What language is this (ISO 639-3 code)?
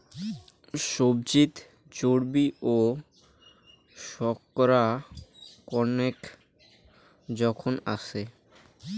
ben